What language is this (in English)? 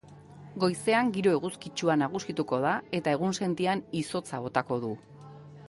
Basque